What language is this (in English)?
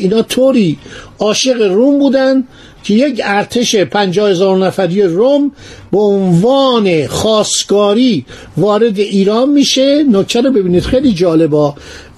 Persian